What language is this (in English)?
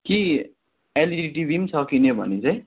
Nepali